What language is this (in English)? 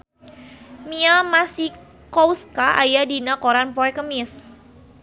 Sundanese